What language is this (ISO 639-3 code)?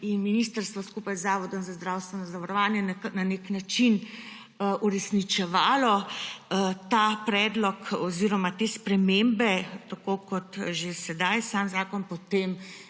slv